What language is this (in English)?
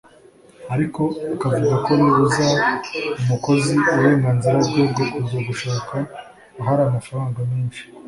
Kinyarwanda